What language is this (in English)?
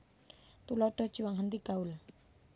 Javanese